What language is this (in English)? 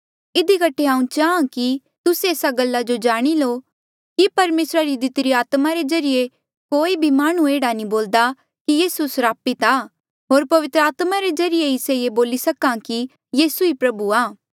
Mandeali